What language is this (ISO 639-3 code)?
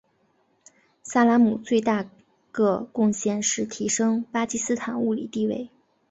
zho